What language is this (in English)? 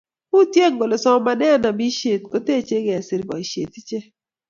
Kalenjin